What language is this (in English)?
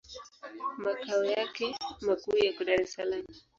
Swahili